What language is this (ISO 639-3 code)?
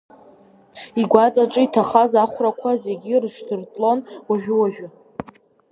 abk